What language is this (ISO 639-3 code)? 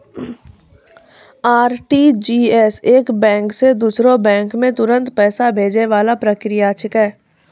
mai